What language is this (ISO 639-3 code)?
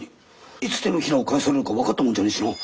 jpn